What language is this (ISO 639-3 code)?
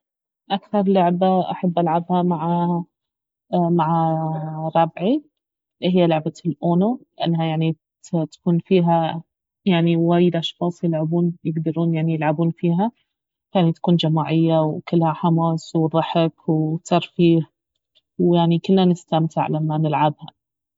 abv